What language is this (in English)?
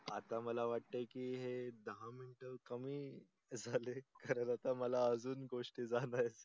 Marathi